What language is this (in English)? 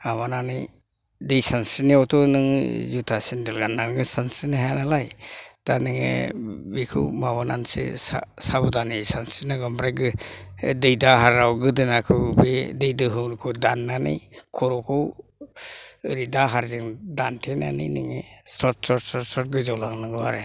Bodo